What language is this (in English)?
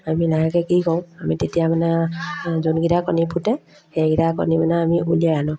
Assamese